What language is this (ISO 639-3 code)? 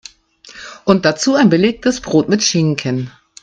deu